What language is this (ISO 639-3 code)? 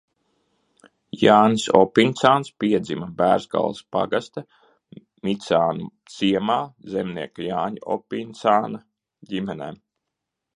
lav